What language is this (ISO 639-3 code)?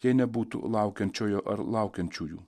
lit